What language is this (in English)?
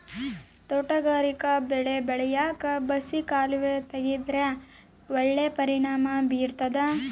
Kannada